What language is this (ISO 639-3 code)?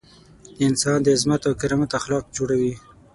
pus